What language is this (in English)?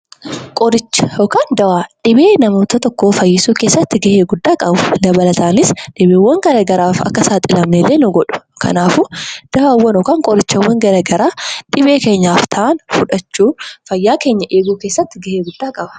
Oromo